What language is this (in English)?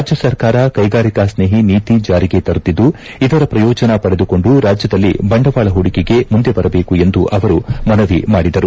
Kannada